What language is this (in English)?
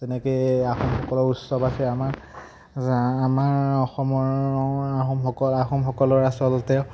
Assamese